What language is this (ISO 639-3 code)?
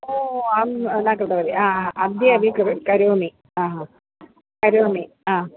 san